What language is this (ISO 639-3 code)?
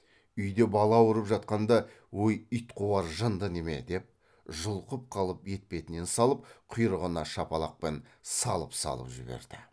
kaz